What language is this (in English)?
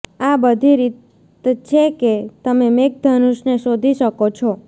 Gujarati